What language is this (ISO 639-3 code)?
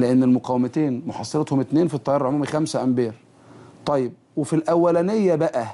ara